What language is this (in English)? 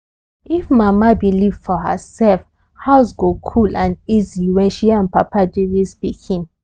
Nigerian Pidgin